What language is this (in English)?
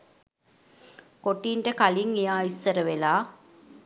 Sinhala